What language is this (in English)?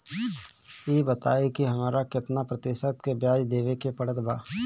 Bhojpuri